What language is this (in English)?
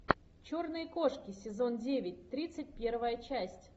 Russian